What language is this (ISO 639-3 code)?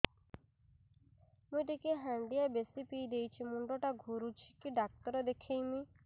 ori